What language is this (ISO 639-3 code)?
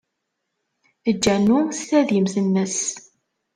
kab